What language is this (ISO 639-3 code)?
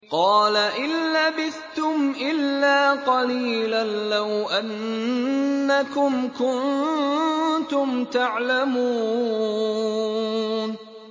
ara